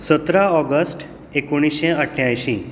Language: Konkani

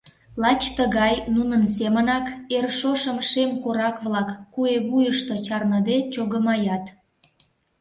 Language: Mari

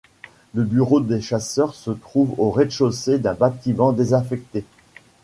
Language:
French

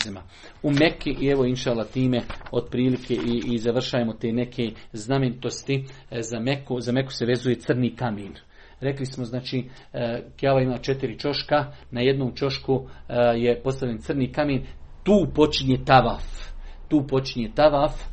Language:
Croatian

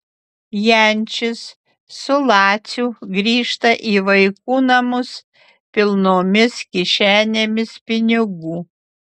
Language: Lithuanian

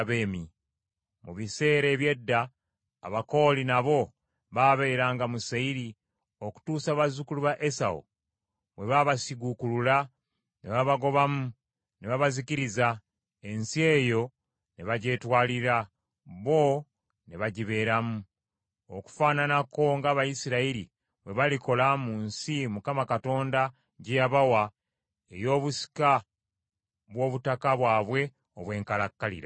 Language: Ganda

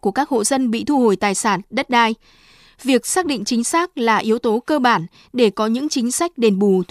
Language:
Vietnamese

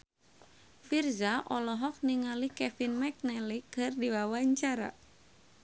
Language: Sundanese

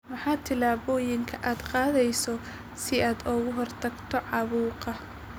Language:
Somali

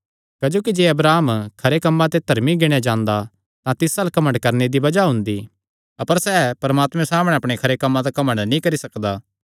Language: Kangri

